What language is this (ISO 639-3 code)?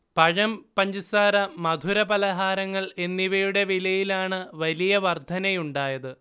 mal